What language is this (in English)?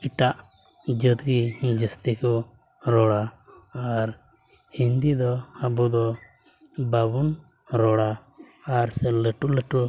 Santali